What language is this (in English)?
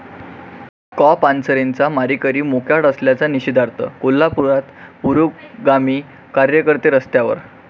Marathi